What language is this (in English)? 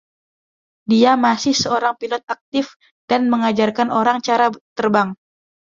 Indonesian